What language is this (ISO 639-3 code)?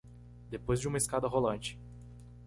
por